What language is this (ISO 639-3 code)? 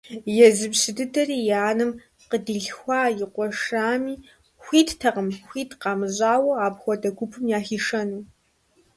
kbd